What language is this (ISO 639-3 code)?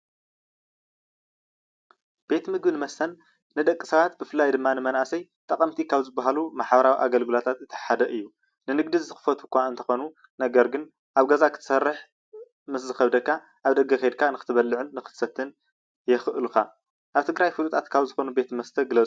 tir